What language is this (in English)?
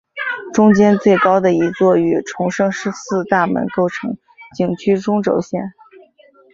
Chinese